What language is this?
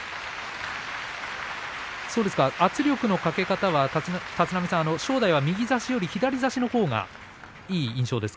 Japanese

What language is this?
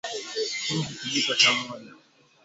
Swahili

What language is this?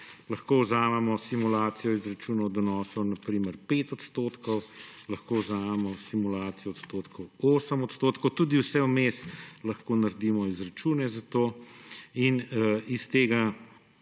Slovenian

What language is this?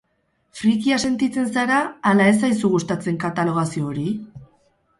Basque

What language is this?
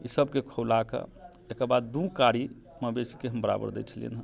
Maithili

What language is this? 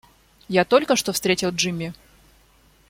Russian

